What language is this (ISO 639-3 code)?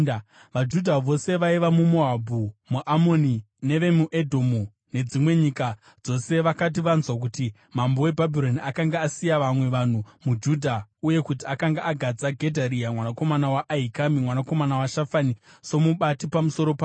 sna